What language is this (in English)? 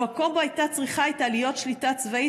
Hebrew